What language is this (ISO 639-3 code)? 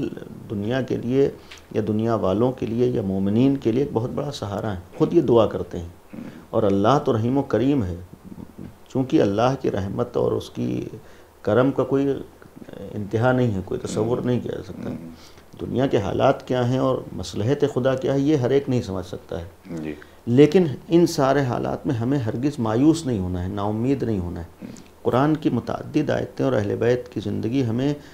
hin